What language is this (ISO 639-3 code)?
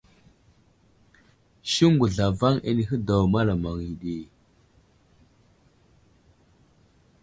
udl